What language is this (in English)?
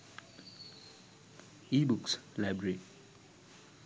Sinhala